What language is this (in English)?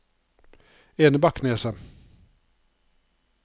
Norwegian